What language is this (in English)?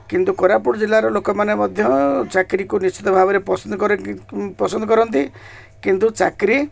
Odia